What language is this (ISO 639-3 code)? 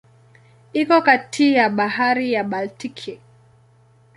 swa